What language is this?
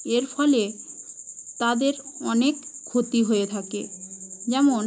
Bangla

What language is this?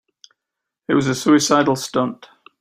English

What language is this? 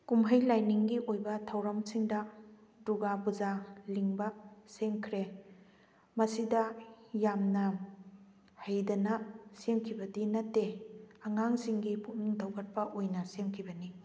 Manipuri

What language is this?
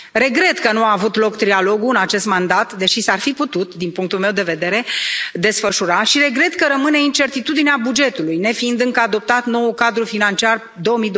Romanian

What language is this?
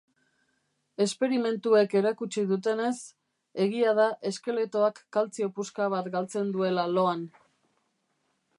Basque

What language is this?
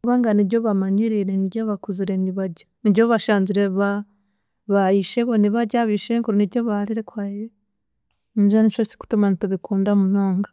Chiga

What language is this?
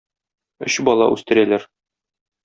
Tatar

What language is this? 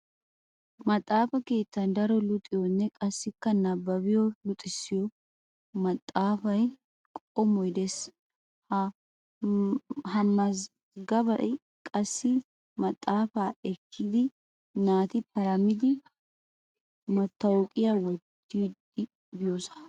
Wolaytta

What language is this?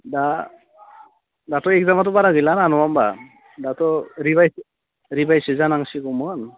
Bodo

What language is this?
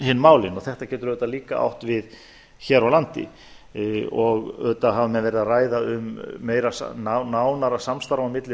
Icelandic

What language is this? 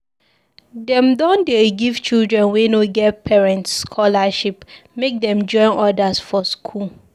Nigerian Pidgin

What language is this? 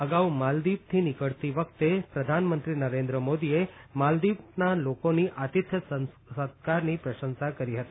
Gujarati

